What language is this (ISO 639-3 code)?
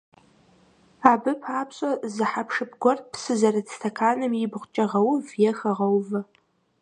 kbd